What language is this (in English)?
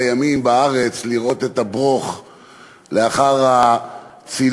Hebrew